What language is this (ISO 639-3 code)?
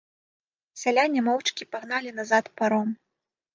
bel